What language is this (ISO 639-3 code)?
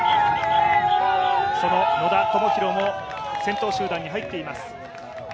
jpn